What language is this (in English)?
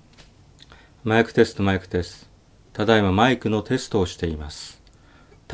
Japanese